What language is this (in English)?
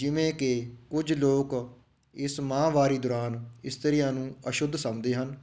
Punjabi